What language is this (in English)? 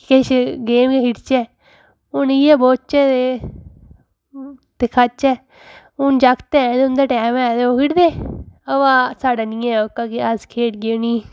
Dogri